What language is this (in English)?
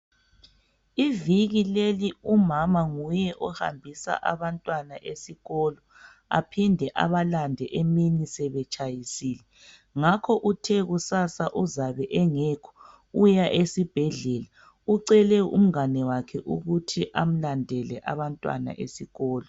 North Ndebele